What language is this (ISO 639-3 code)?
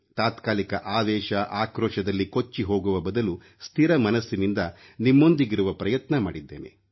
kan